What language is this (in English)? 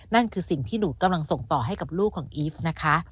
Thai